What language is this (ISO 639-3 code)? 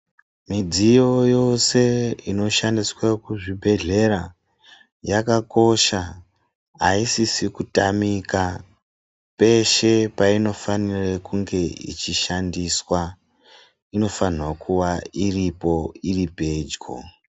ndc